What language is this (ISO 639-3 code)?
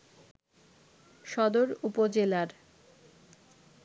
ben